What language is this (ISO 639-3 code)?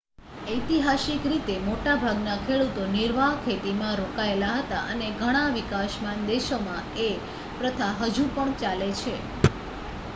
guj